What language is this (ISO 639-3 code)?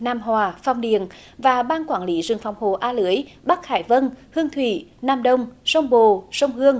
vie